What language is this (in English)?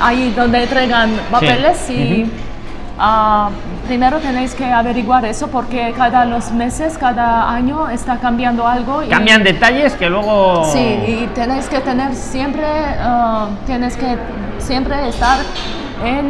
Spanish